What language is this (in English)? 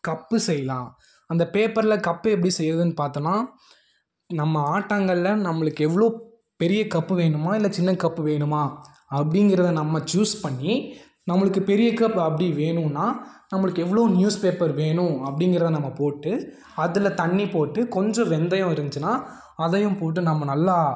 Tamil